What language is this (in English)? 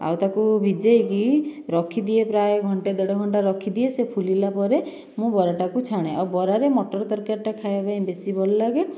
Odia